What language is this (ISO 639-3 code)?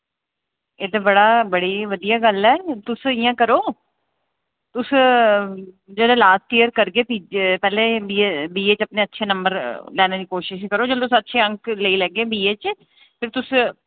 doi